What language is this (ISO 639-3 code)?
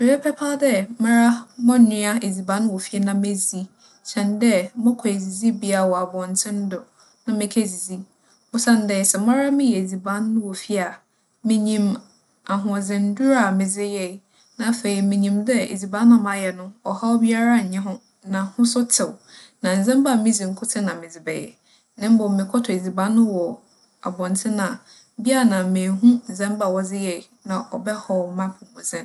aka